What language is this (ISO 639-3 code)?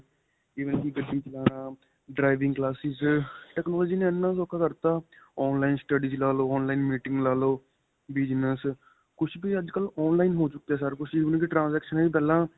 pan